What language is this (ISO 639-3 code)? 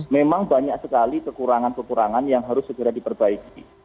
ind